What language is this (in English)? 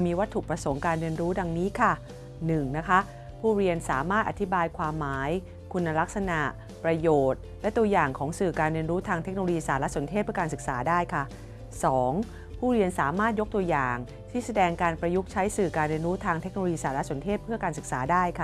Thai